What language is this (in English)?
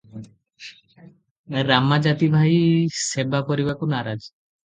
Odia